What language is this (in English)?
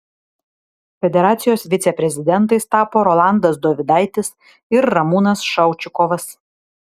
Lithuanian